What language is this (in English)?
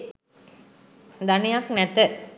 Sinhala